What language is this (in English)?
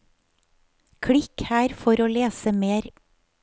Norwegian